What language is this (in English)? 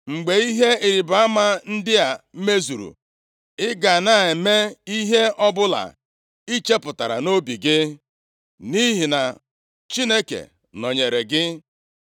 Igbo